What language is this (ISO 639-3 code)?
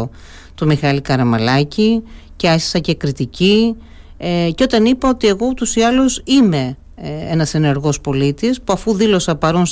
ell